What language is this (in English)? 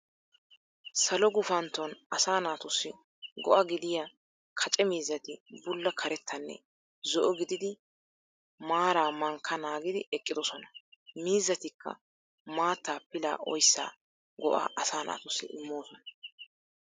Wolaytta